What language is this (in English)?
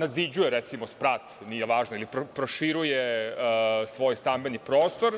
Serbian